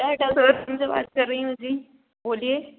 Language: Hindi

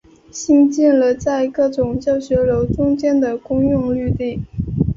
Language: Chinese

